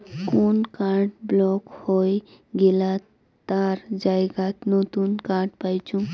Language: Bangla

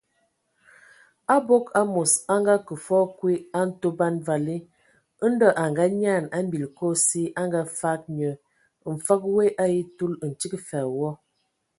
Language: Ewondo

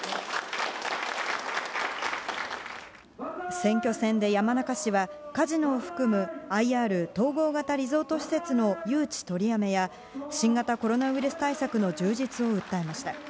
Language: Japanese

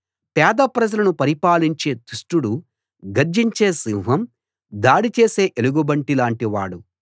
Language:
Telugu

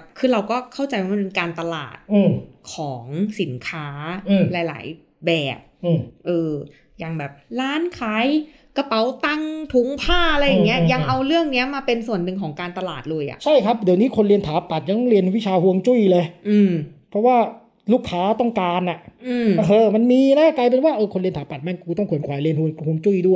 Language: Thai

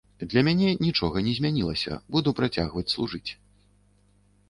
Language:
Belarusian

